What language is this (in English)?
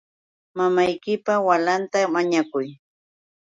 Yauyos Quechua